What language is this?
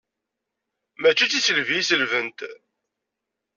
Kabyle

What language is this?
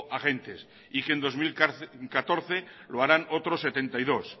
Spanish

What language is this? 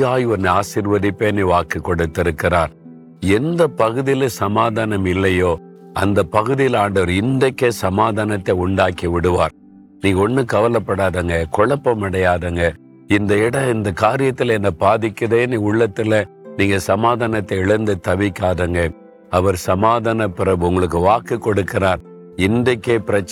Tamil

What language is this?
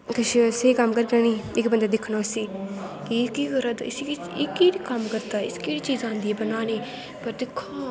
Dogri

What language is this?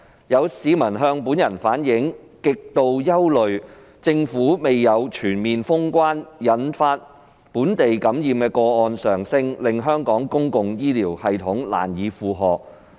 Cantonese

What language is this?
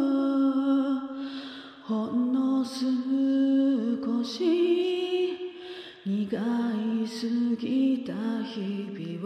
Japanese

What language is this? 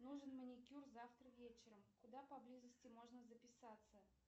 Russian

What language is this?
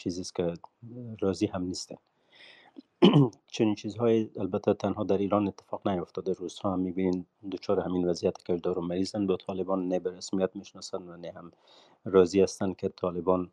Persian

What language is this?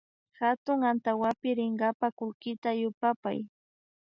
Imbabura Highland Quichua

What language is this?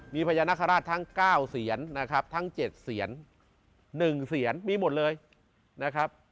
Thai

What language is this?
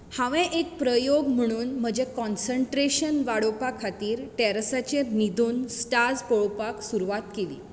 Konkani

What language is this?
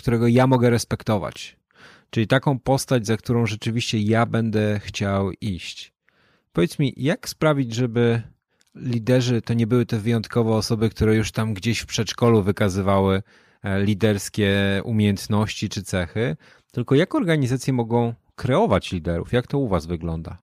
Polish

